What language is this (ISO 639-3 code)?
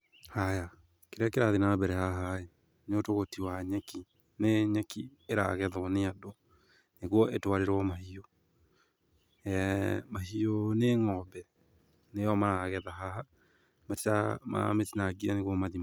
kik